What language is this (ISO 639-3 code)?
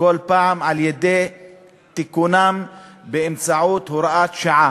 heb